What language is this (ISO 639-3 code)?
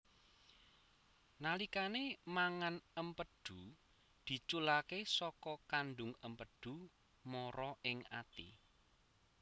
jav